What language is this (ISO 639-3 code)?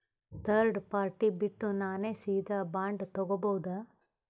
kan